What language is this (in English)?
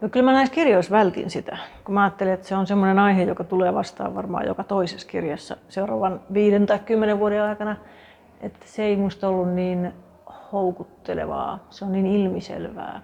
Finnish